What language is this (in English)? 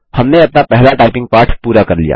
Hindi